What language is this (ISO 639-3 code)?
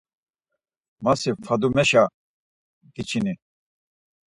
lzz